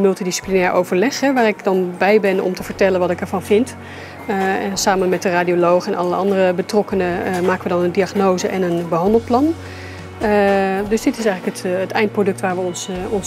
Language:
Dutch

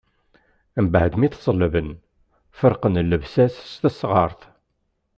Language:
Kabyle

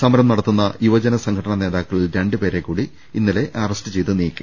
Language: Malayalam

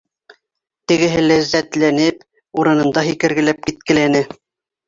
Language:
Bashkir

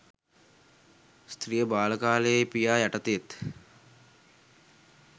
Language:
Sinhala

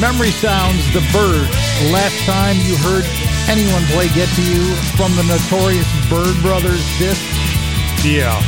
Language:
English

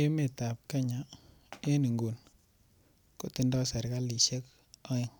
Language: Kalenjin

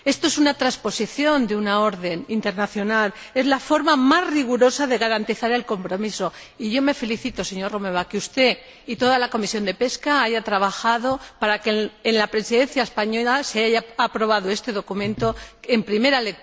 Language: Spanish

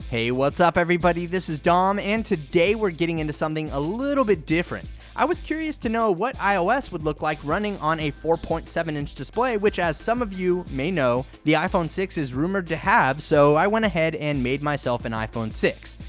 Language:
English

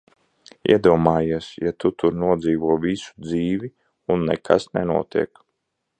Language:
Latvian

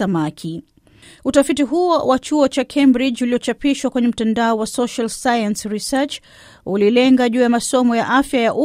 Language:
Swahili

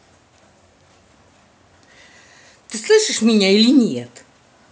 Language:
Russian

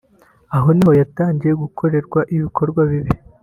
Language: Kinyarwanda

